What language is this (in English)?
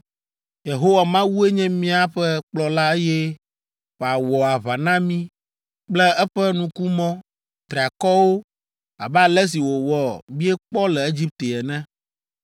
Ewe